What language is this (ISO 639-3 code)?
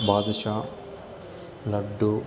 tel